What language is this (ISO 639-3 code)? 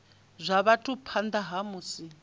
ven